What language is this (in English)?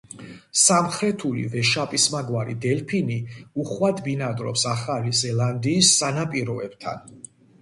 Georgian